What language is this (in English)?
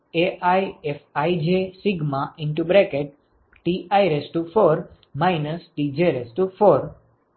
Gujarati